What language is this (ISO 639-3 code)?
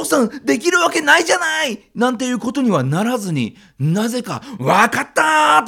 jpn